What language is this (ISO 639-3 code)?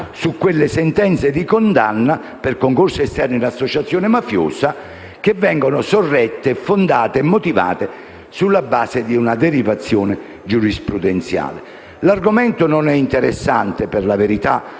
ita